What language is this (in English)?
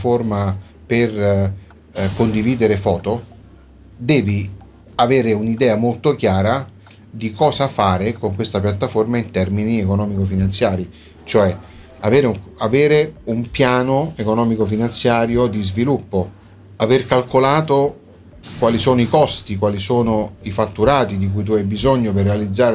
Italian